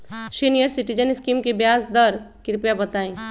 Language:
Magahi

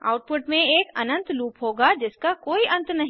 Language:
Hindi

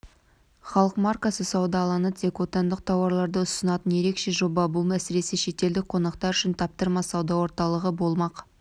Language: Kazakh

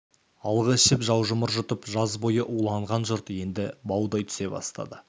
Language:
Kazakh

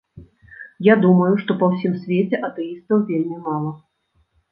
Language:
Belarusian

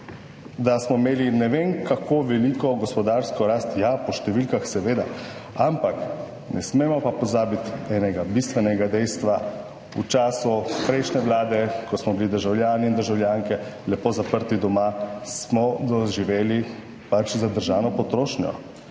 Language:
Slovenian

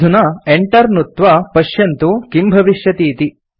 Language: Sanskrit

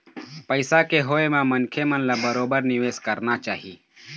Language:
Chhattisgarhi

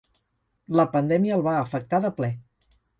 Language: Catalan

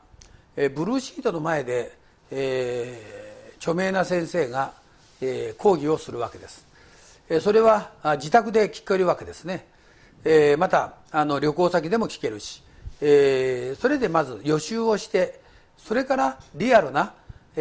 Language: Japanese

